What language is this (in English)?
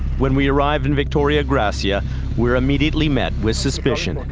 English